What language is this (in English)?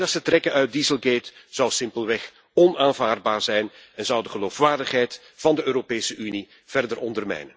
Dutch